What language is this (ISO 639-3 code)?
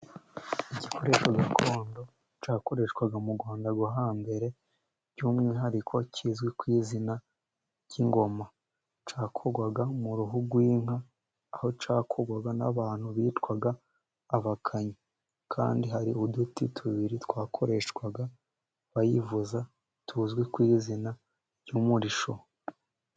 kin